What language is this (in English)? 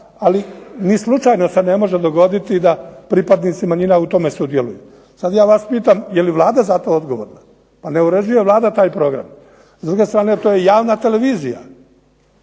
Croatian